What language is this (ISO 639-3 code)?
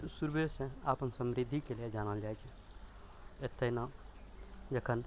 mai